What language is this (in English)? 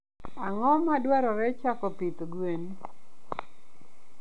Luo (Kenya and Tanzania)